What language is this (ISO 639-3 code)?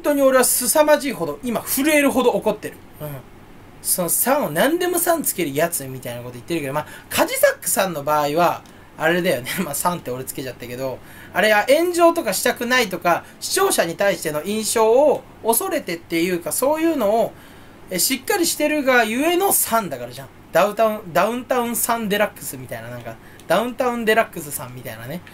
jpn